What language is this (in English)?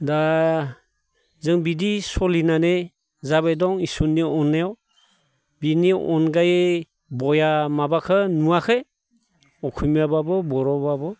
Bodo